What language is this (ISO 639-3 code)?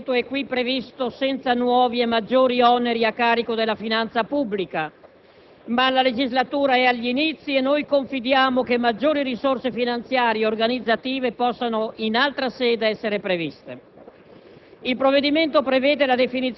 ita